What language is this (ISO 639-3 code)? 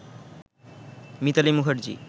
ben